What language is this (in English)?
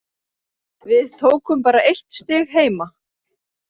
Icelandic